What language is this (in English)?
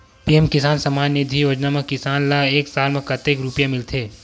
Chhattisgarhi